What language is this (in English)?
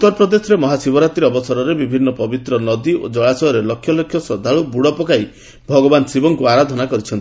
Odia